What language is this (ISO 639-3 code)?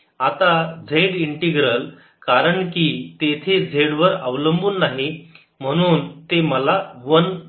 mar